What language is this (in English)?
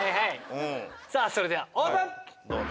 Japanese